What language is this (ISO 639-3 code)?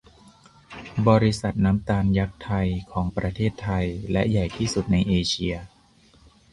tha